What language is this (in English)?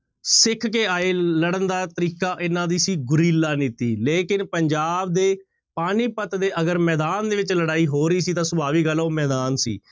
Punjabi